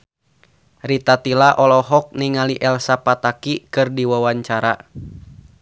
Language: Sundanese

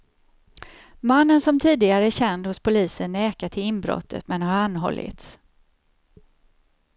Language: Swedish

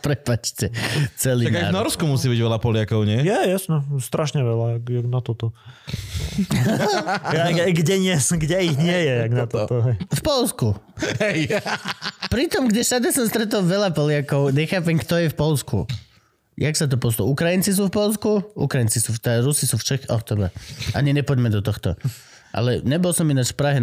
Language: Slovak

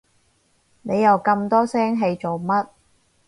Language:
Cantonese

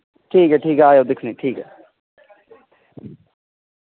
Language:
Dogri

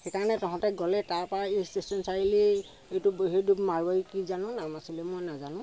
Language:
Assamese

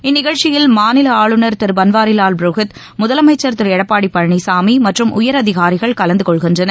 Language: Tamil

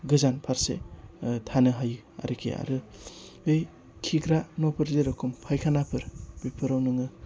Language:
Bodo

